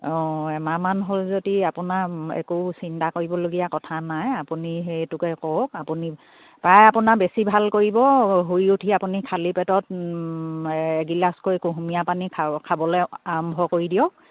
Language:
Assamese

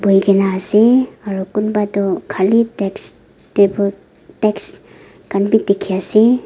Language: Naga Pidgin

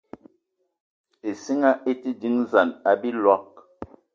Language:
Eton (Cameroon)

